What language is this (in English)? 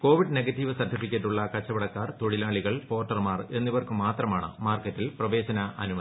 Malayalam